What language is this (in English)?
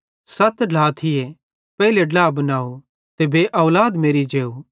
Bhadrawahi